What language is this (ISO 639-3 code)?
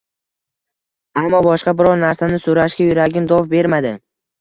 uzb